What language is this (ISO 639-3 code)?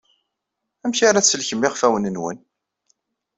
kab